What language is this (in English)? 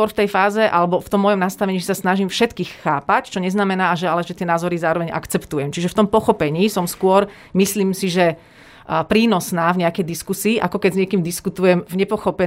Slovak